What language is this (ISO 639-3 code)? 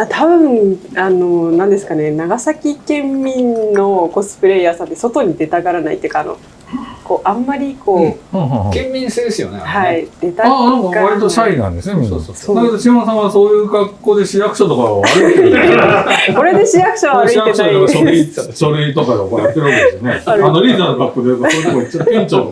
jpn